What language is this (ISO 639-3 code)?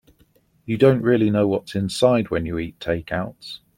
eng